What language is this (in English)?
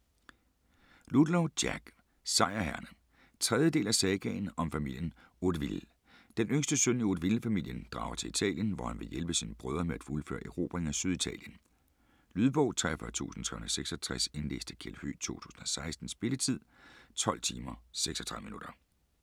Danish